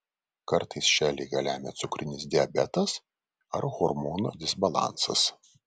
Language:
Lithuanian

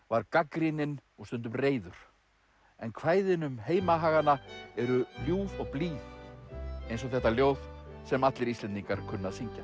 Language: Icelandic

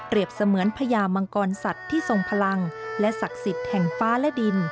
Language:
Thai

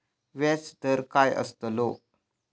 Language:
Marathi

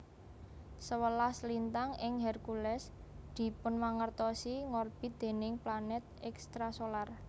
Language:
Javanese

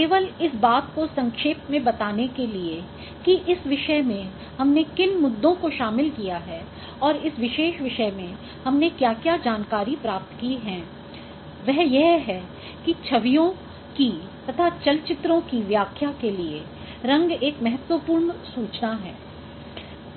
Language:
Hindi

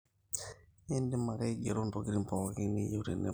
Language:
Masai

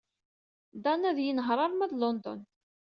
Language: Kabyle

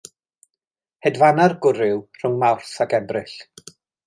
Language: Welsh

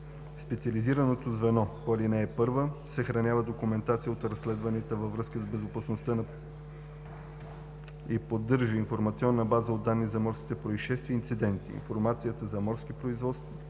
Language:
Bulgarian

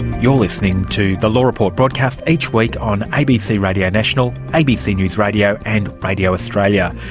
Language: English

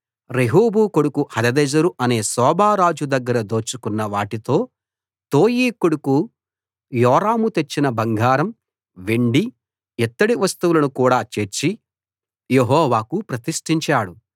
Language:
Telugu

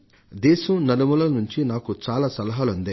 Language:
Telugu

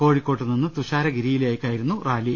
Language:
Malayalam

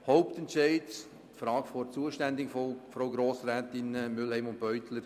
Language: Swiss German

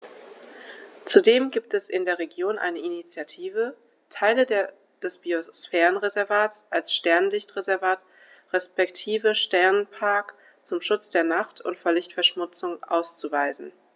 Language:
German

